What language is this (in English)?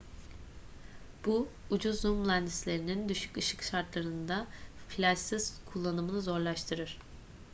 Turkish